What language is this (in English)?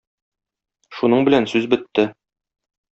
Tatar